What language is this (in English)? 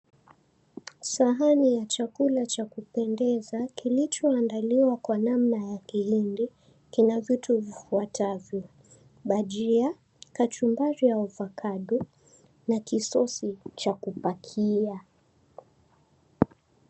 Swahili